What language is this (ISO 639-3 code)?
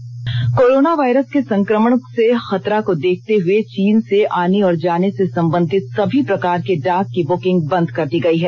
hin